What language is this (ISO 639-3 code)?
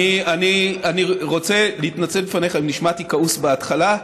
heb